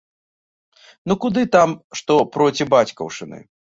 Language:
Belarusian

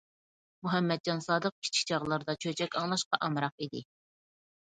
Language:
Uyghur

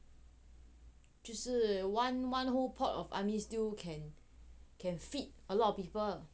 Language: English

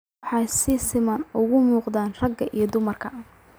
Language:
Somali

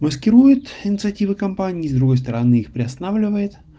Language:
Russian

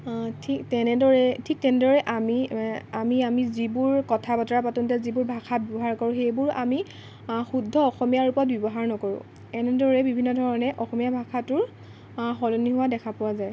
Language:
Assamese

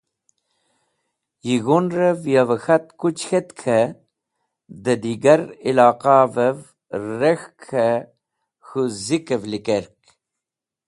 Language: Wakhi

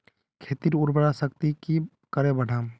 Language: Magahi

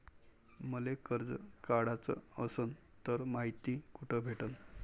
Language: Marathi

